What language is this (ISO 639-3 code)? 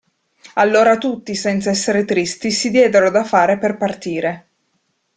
ita